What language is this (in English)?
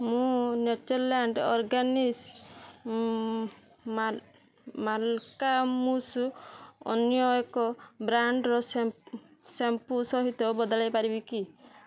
Odia